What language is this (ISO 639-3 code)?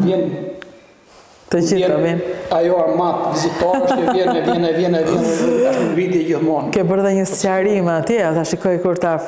ron